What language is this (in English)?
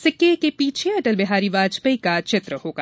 Hindi